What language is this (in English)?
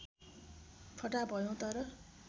Nepali